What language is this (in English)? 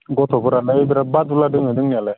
Bodo